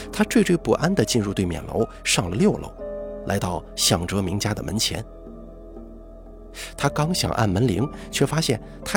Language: Chinese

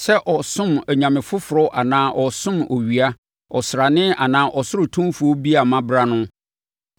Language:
Akan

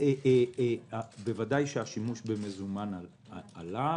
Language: Hebrew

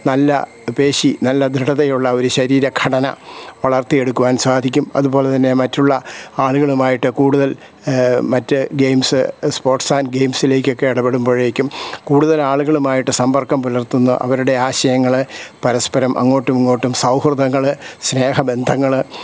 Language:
Malayalam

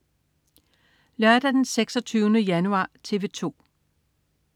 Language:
Danish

